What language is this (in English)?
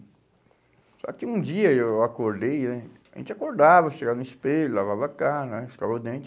Portuguese